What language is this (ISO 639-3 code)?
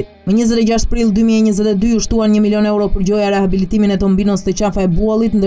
ron